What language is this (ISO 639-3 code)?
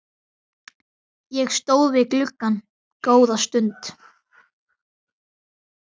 isl